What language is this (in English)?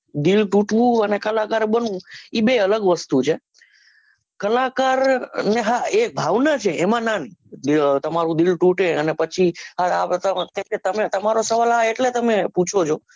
Gujarati